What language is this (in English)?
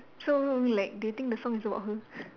English